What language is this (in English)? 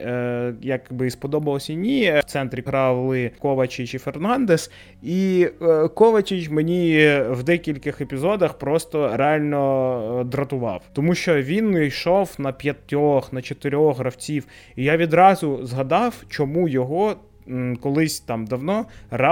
Ukrainian